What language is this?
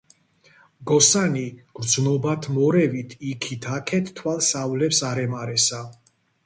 Georgian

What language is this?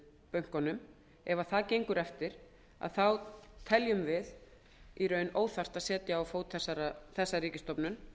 Icelandic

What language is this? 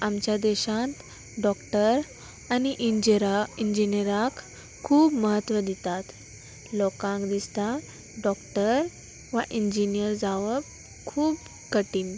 Konkani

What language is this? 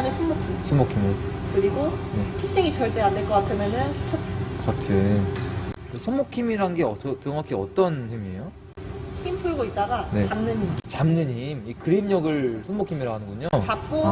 Korean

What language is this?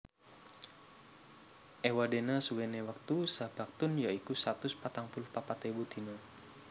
Javanese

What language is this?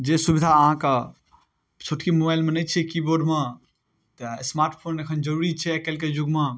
Maithili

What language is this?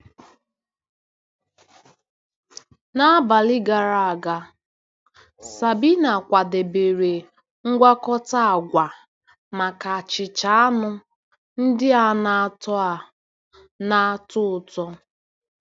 Igbo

